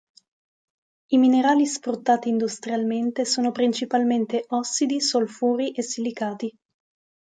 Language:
Italian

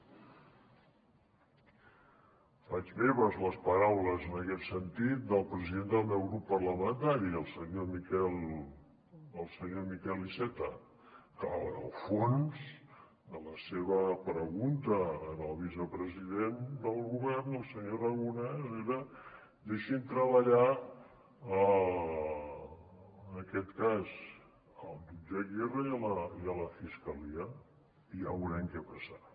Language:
Catalan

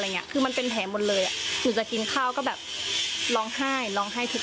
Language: Thai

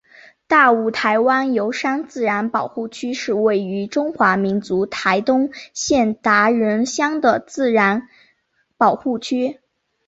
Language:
Chinese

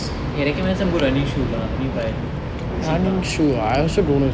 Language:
English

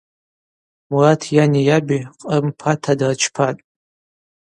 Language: Abaza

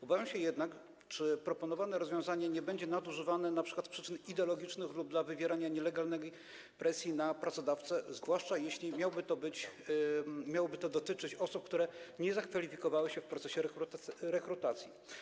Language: Polish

